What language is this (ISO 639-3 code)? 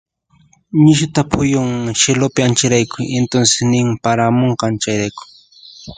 qxp